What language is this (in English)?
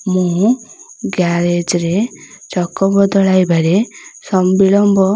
Odia